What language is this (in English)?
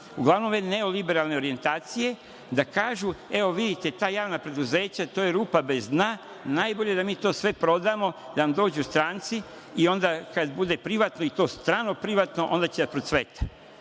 Serbian